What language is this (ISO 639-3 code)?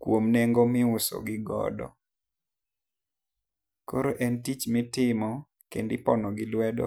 luo